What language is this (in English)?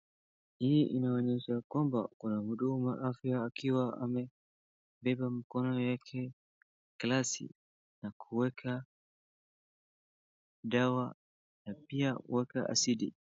Swahili